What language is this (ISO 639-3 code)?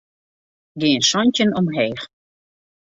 fry